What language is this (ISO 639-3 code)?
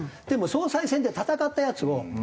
jpn